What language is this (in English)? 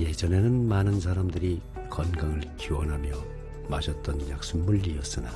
Korean